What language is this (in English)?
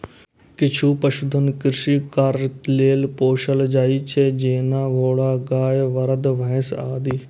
Maithili